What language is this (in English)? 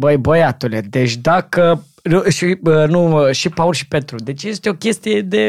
Romanian